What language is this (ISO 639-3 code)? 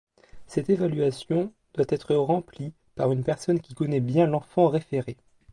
fra